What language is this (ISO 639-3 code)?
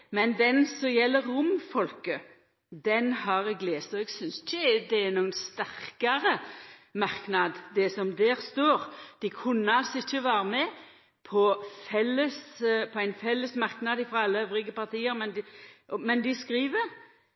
nno